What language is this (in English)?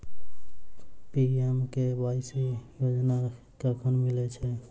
Maithili